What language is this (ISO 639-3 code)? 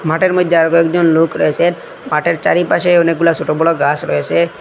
ben